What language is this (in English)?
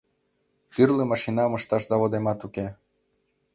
Mari